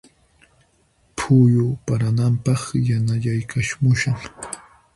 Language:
Puno Quechua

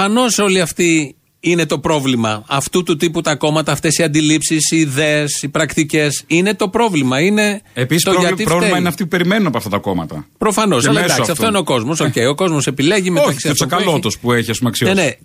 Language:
Greek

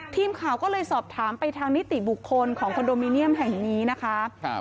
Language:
Thai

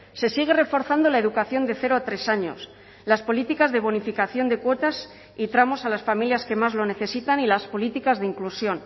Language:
Spanish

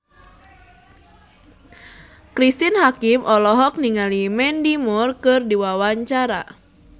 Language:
Sundanese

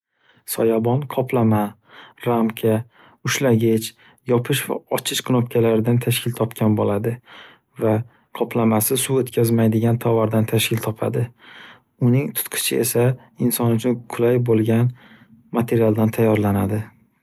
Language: Uzbek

